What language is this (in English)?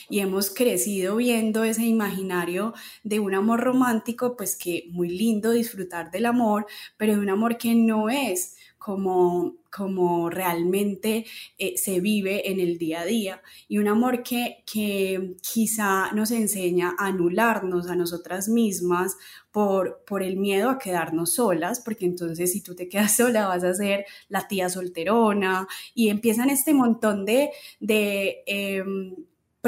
Spanish